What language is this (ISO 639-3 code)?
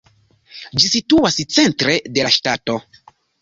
epo